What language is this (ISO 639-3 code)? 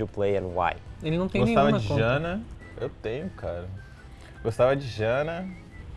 por